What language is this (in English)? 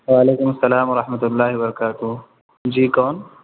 Urdu